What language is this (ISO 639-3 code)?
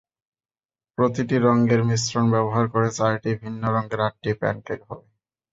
ben